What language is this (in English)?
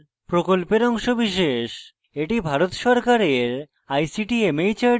Bangla